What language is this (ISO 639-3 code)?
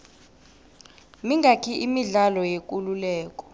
nbl